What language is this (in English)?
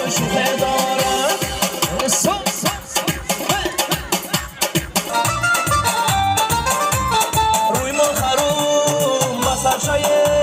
Arabic